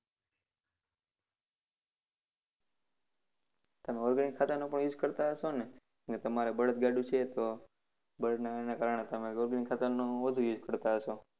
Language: Gujarati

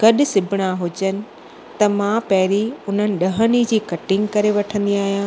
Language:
Sindhi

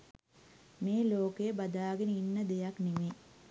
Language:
Sinhala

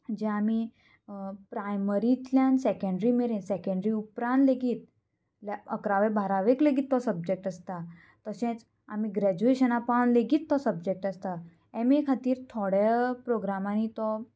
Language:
Konkani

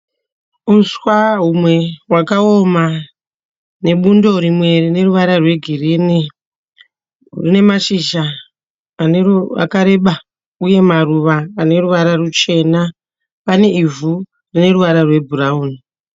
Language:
Shona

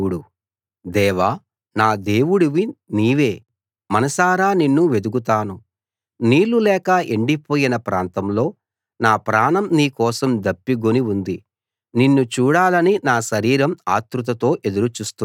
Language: Telugu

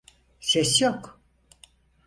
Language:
Turkish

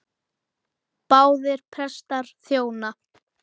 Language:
Icelandic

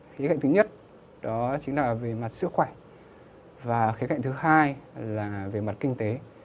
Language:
Vietnamese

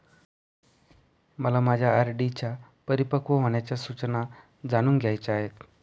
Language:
Marathi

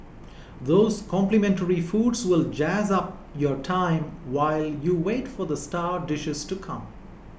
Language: English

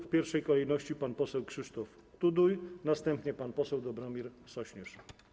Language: Polish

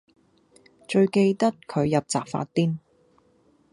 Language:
Cantonese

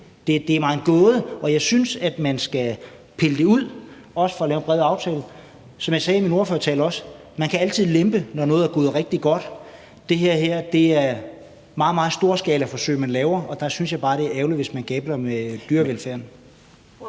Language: Danish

